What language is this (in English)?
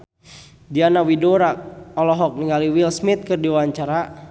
Sundanese